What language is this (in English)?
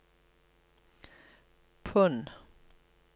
Norwegian